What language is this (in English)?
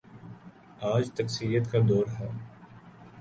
Urdu